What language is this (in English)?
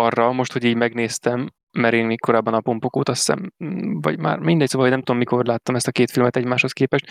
Hungarian